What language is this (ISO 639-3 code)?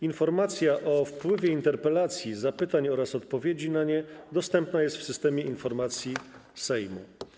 pol